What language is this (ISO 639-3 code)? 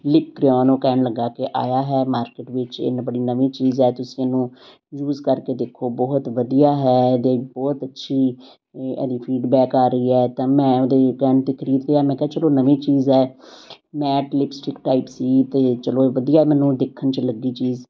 pan